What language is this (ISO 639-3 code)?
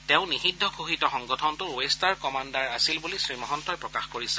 asm